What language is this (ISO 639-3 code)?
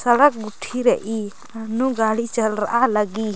kru